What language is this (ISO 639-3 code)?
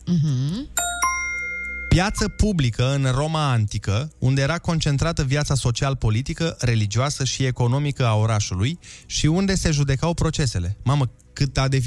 ron